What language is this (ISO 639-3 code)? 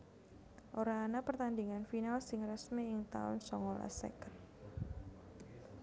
jav